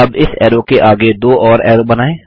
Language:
Hindi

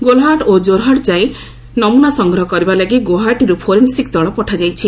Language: Odia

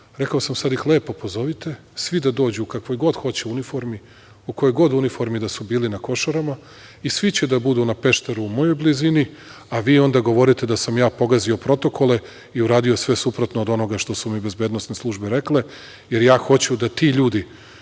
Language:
Serbian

